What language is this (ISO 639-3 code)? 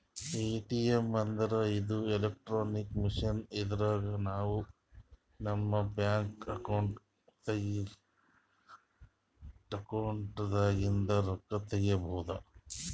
kan